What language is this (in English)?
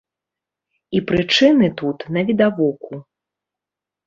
Belarusian